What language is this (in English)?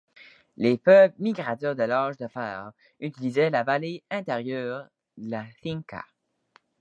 French